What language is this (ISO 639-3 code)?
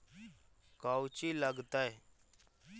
mag